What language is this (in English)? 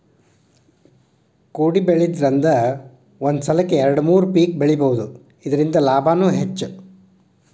Kannada